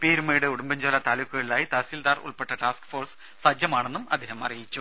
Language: Malayalam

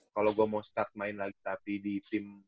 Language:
Indonesian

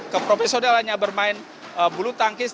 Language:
Indonesian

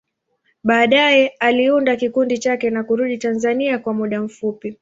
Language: Swahili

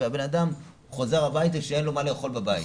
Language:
Hebrew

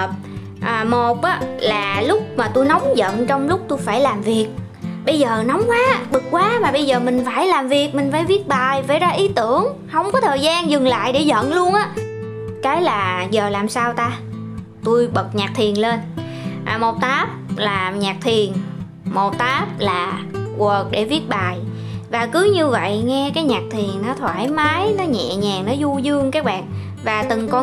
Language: Vietnamese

